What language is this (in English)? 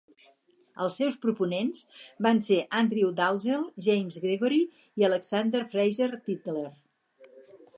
Catalan